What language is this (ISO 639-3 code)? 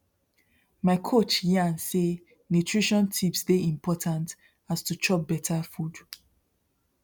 pcm